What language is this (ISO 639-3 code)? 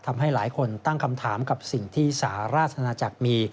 tha